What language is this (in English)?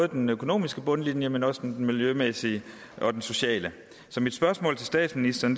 Danish